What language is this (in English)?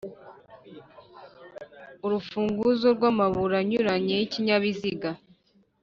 Kinyarwanda